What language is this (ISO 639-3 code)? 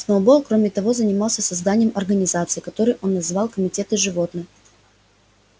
rus